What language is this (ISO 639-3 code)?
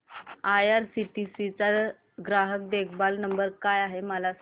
mar